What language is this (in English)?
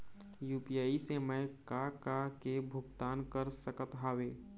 Chhattisgarhi